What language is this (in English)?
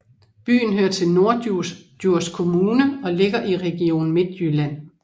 Danish